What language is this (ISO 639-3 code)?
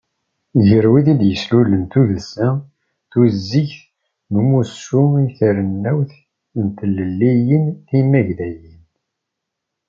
kab